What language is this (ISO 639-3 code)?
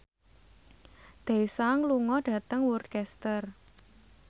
jav